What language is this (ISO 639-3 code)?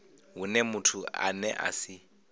ven